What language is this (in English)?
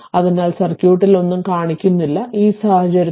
Malayalam